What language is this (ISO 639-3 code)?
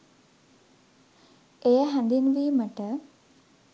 sin